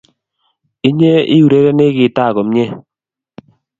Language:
Kalenjin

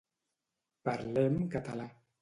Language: Catalan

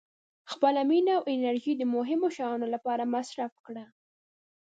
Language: Pashto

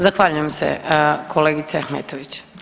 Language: Croatian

